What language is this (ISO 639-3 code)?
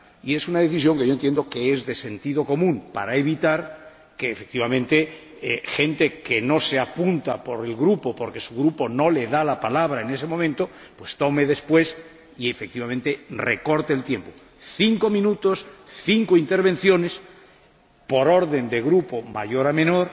spa